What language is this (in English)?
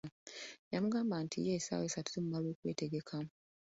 Ganda